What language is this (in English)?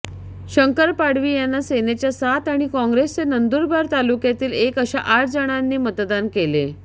Marathi